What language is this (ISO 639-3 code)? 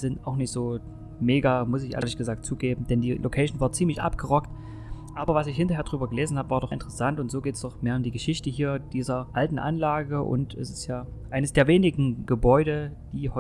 deu